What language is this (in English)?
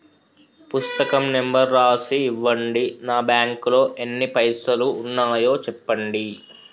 Telugu